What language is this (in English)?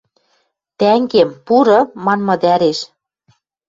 Western Mari